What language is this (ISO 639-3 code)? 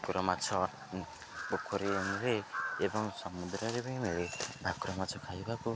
ori